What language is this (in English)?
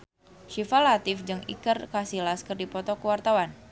Sundanese